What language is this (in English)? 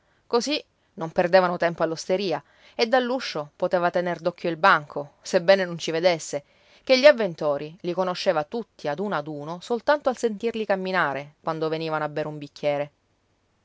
Italian